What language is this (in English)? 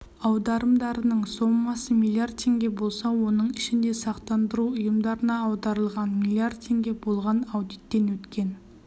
Kazakh